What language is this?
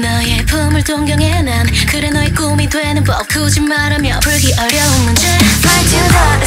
Korean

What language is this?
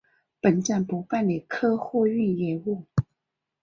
Chinese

